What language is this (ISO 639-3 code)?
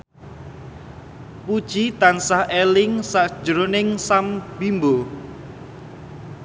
jav